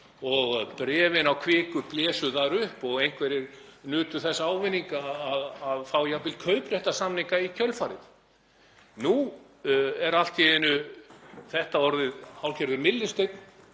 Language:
Icelandic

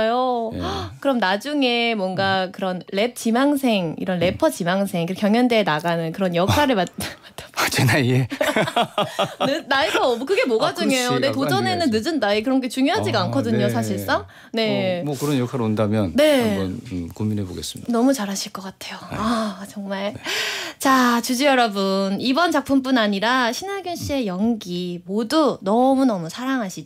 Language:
Korean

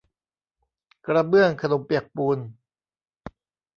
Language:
Thai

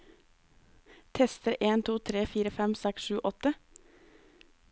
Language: Norwegian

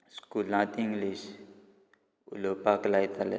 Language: Konkani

